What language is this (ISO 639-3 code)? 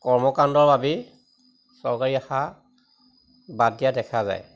asm